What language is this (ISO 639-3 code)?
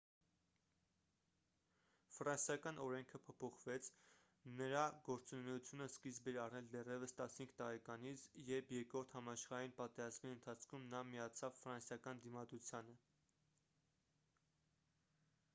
hye